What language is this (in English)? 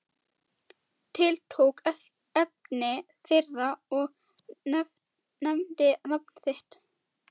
Icelandic